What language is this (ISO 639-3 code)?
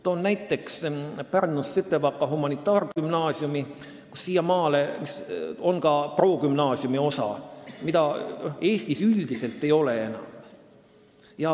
est